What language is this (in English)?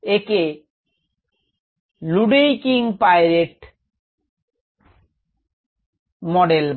Bangla